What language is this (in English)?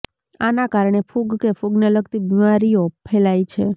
Gujarati